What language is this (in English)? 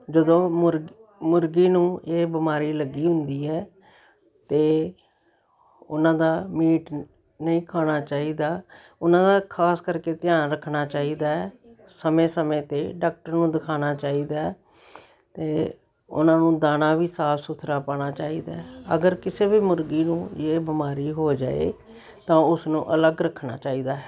Punjabi